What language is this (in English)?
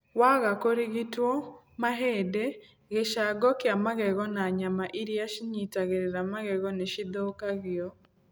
Kikuyu